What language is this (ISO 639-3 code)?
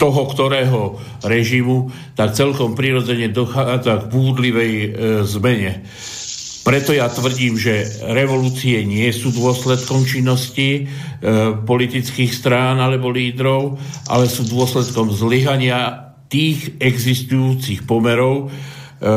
slk